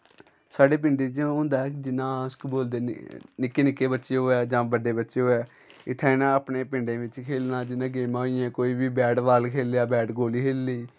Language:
Dogri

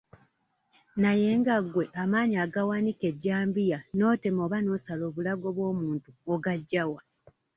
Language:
Ganda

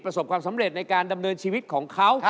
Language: Thai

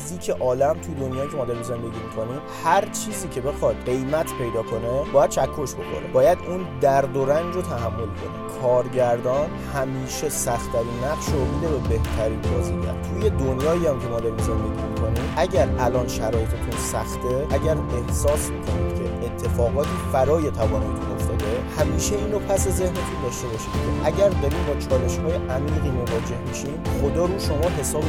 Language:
Persian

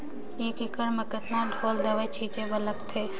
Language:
Chhattisgarhi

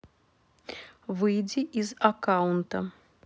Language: Russian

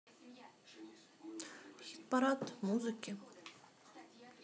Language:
Russian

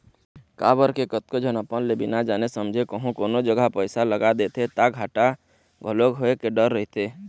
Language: Chhattisgarhi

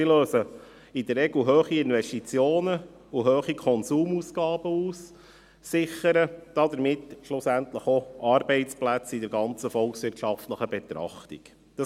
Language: Swiss German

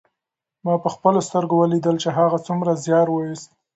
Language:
Pashto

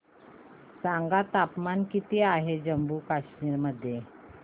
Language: Marathi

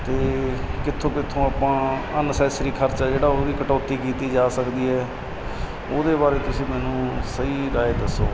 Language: Punjabi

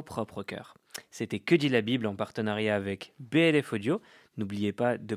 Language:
French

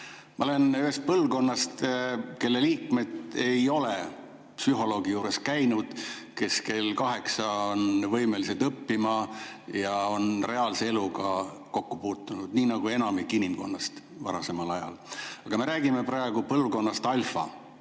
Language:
Estonian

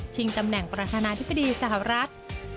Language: Thai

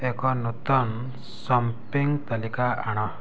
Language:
Odia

